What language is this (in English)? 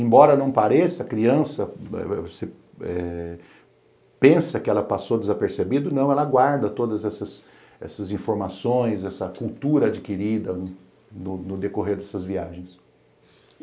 Portuguese